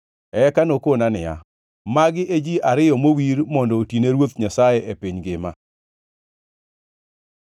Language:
Luo (Kenya and Tanzania)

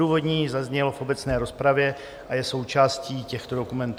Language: Czech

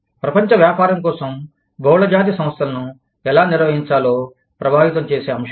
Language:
Telugu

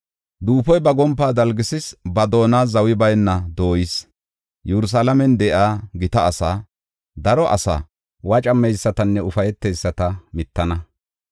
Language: Gofa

